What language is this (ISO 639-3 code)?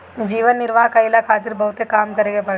bho